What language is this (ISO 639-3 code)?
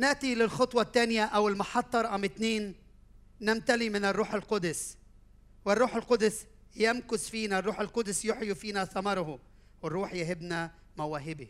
ara